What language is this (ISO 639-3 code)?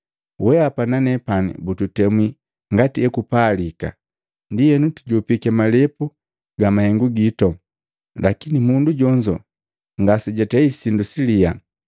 mgv